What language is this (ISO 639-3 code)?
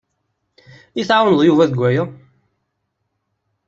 kab